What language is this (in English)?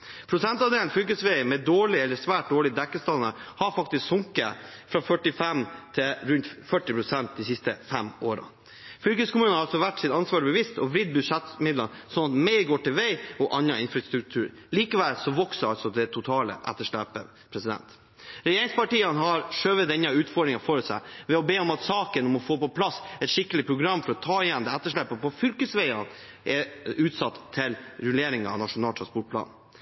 Norwegian Bokmål